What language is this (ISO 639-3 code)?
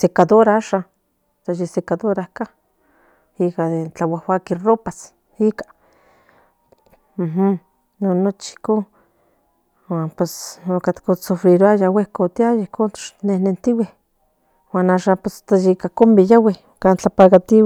nhn